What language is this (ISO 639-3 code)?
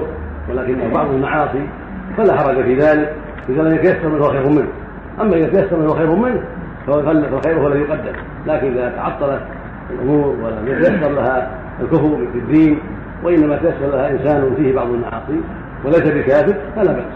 ara